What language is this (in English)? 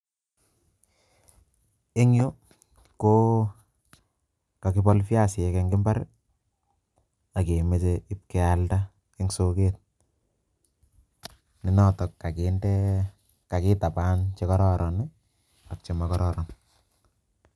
Kalenjin